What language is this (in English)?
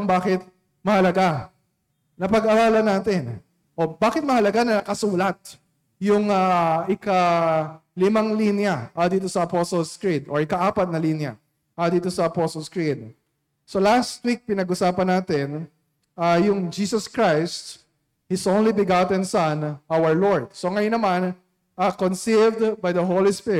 Filipino